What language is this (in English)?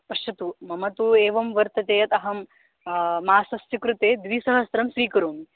Sanskrit